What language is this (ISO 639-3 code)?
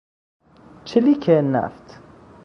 fas